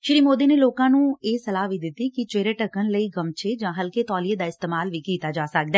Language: Punjabi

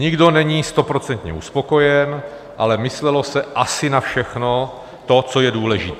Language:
Czech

